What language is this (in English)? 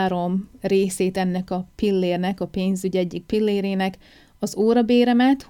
Hungarian